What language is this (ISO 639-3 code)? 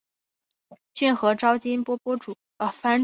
zho